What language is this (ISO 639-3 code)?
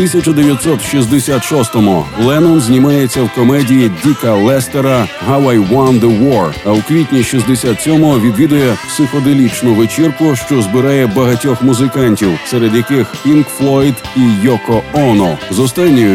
ukr